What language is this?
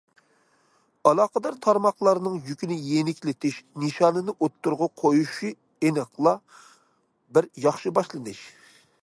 Uyghur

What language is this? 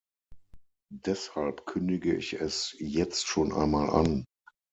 German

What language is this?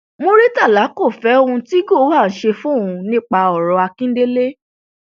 Yoruba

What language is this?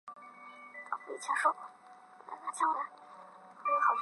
Chinese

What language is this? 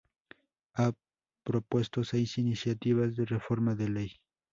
Spanish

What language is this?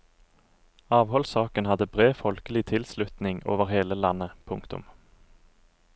Norwegian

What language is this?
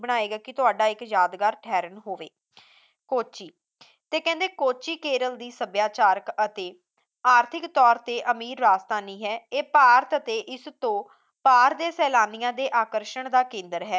Punjabi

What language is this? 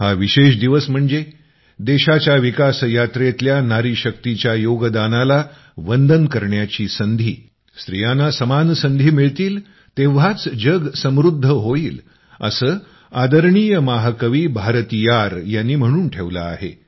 Marathi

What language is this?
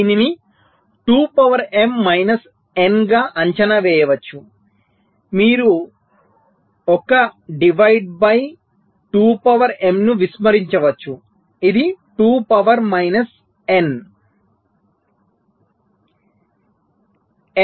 Telugu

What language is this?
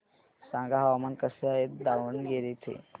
Marathi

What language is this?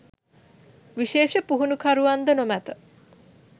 Sinhala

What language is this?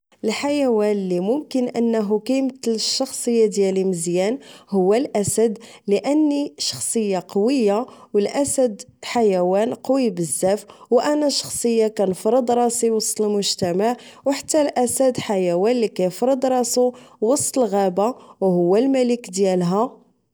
Moroccan Arabic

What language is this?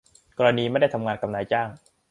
Thai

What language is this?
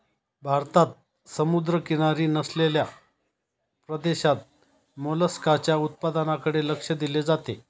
Marathi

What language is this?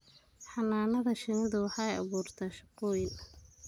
Somali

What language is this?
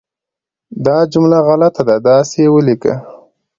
Pashto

